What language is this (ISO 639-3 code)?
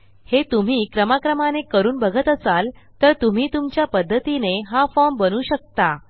mar